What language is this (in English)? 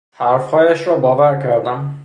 Persian